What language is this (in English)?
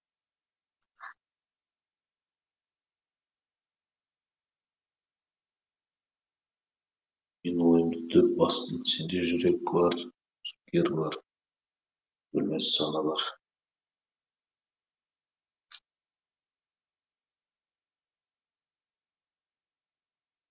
Kazakh